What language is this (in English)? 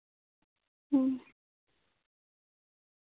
Santali